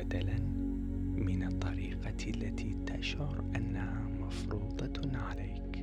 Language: Arabic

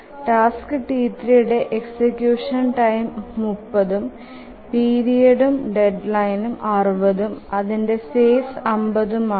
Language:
Malayalam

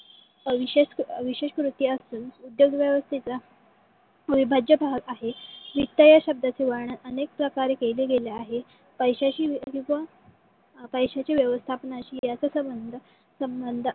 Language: Marathi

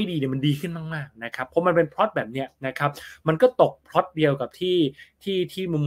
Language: Thai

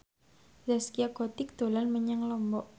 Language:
Javanese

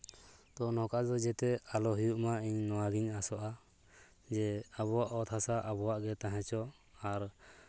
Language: Santali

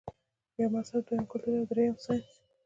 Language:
Pashto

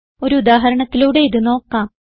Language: Malayalam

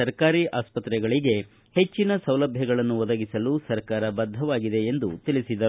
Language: Kannada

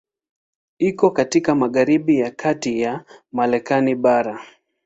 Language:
Swahili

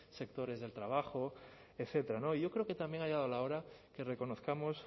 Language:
Spanish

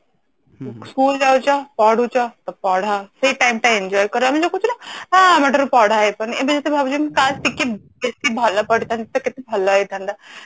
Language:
Odia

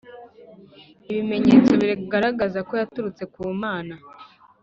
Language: Kinyarwanda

